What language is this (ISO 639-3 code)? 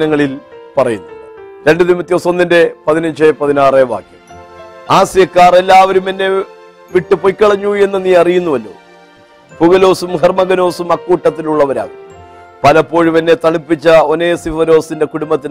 mal